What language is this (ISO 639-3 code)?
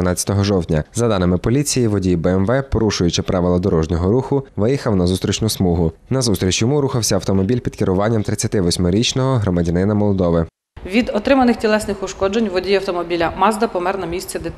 ukr